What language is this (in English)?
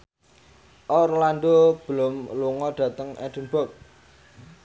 Javanese